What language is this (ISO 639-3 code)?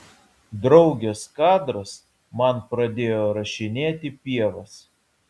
lit